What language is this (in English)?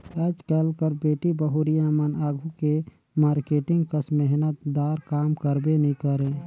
Chhattisgarhi